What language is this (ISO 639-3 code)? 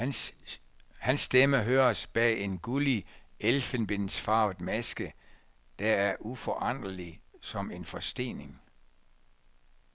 dan